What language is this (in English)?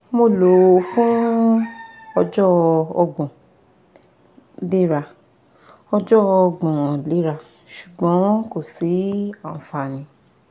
Yoruba